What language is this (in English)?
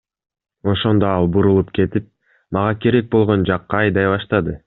Kyrgyz